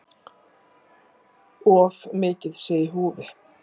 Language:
Icelandic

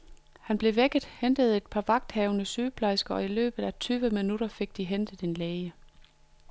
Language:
Danish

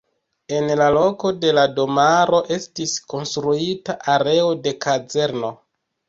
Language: Esperanto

